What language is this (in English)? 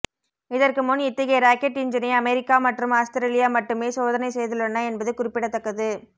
Tamil